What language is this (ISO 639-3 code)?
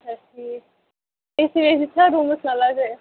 kas